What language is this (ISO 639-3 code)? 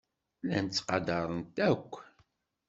kab